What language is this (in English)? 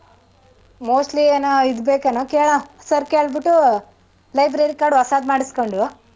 Kannada